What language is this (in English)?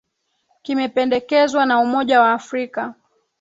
Swahili